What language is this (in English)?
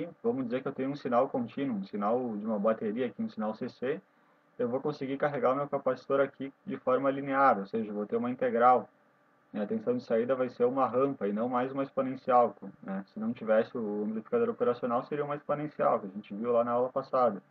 Portuguese